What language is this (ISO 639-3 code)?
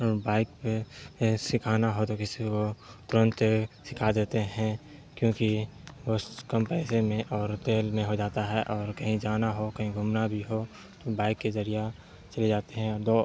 urd